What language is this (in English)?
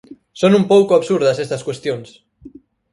Galician